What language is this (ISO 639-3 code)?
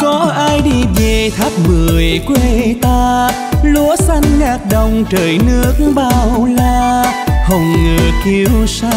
vie